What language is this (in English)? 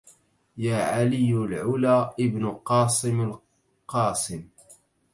Arabic